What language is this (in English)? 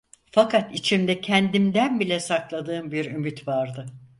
Turkish